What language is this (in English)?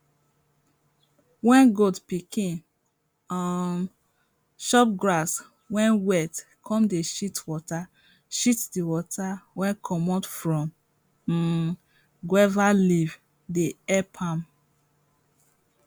Nigerian Pidgin